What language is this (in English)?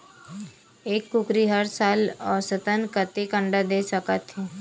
Chhattisgarhi